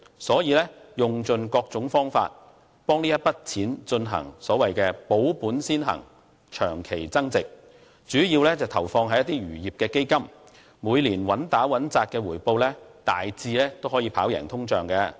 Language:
Cantonese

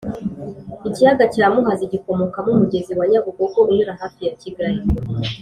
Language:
Kinyarwanda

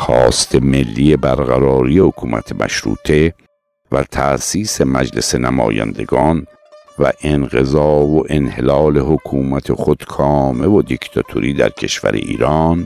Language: Persian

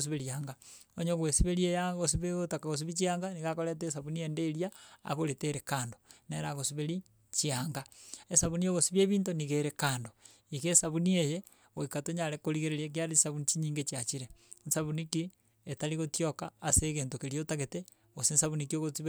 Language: Gusii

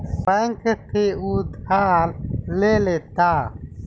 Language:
Bhojpuri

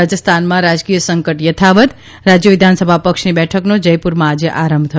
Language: Gujarati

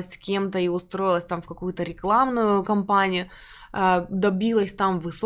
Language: Russian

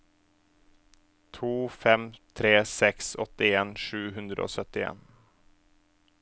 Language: Norwegian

